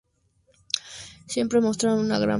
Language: Spanish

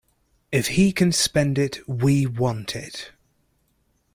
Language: English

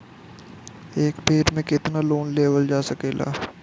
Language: Bhojpuri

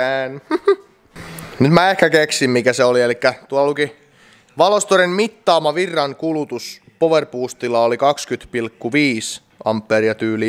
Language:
Finnish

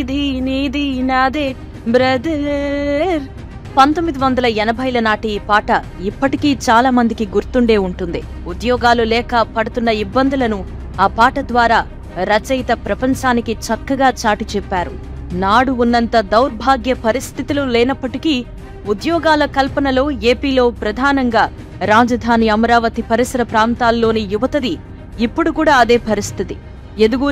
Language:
Telugu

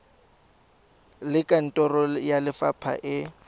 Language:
Tswana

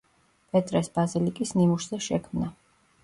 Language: Georgian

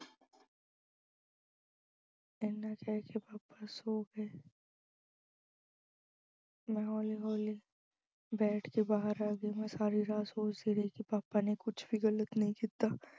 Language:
Punjabi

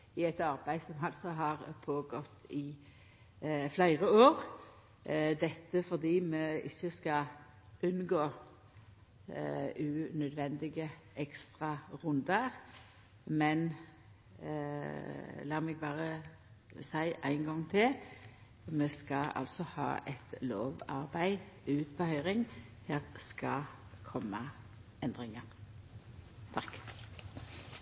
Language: Norwegian Nynorsk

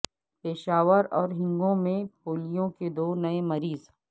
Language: Urdu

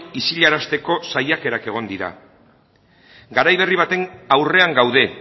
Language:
Basque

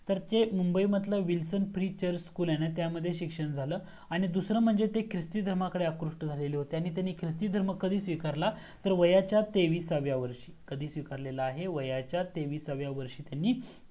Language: Marathi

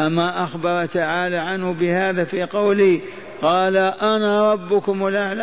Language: Arabic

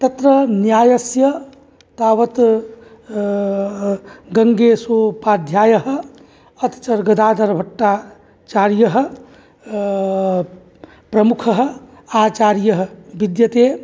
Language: Sanskrit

